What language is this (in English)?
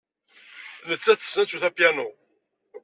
Kabyle